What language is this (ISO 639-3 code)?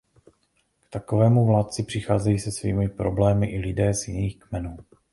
ces